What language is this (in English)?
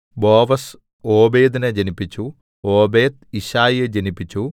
Malayalam